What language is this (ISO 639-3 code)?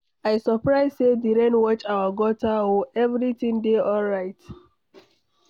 pcm